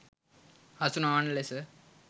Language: Sinhala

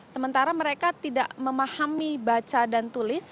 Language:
Indonesian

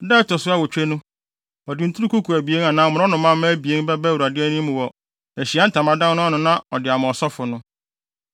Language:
Akan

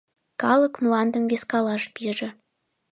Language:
Mari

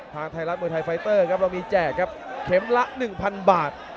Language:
Thai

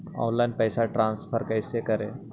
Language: Magahi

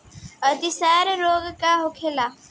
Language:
Bhojpuri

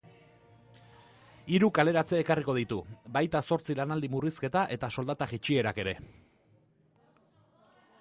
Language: Basque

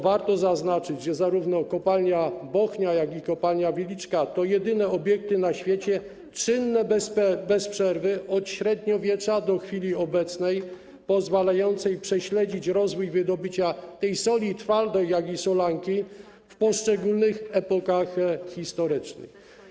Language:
Polish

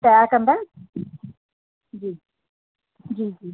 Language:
Sindhi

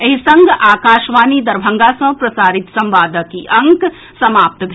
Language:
Maithili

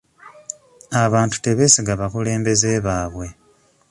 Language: Ganda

